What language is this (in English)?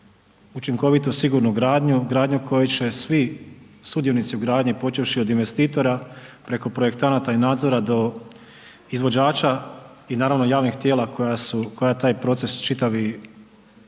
Croatian